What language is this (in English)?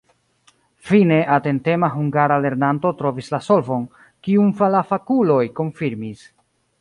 Esperanto